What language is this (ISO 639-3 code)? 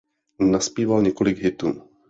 ces